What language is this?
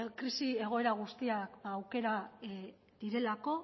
Basque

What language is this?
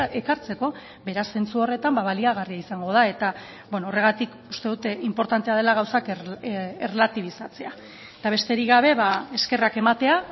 Basque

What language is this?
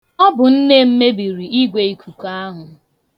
Igbo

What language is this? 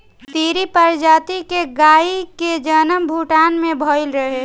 Bhojpuri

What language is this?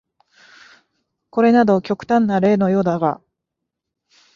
Japanese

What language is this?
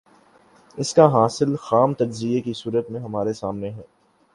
Urdu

